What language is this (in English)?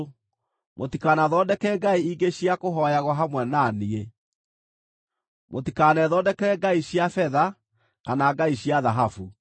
Kikuyu